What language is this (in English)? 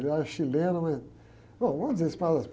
Portuguese